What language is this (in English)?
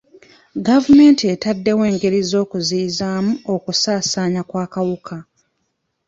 Ganda